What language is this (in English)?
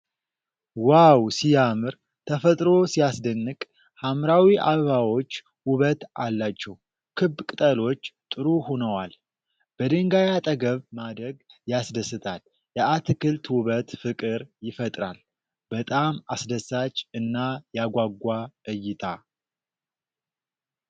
Amharic